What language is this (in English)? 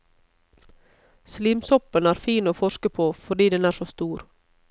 Norwegian